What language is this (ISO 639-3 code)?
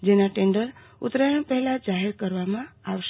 guj